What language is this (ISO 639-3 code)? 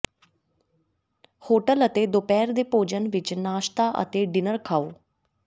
pan